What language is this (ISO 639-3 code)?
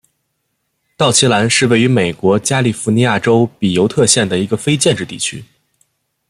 zho